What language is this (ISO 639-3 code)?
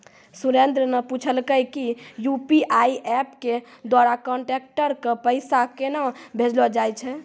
mai